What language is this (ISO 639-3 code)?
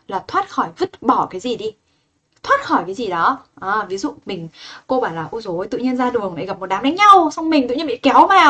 vie